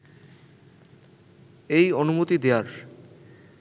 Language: Bangla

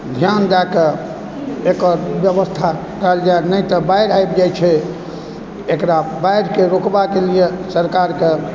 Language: Maithili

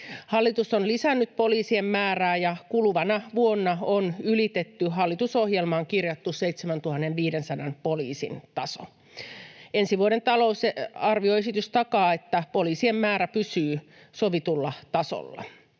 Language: Finnish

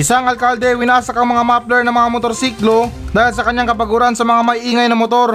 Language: Filipino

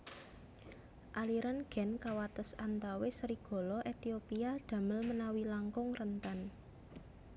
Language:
Javanese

